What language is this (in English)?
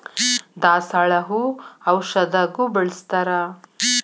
Kannada